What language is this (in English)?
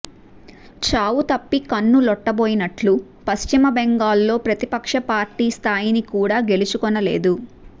Telugu